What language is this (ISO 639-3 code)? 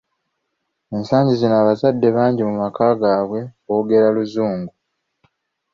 lug